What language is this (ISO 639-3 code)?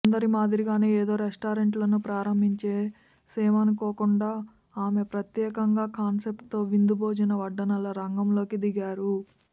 tel